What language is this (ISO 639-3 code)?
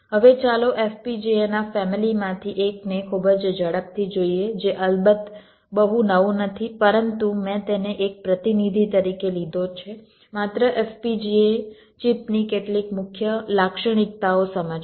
guj